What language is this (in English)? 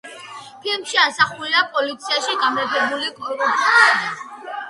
Georgian